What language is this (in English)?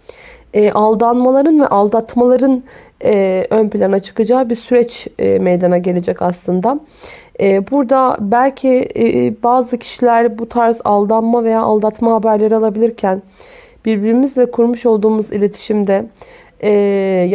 Turkish